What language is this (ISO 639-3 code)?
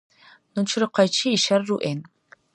dar